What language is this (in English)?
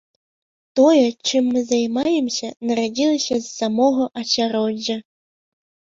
Belarusian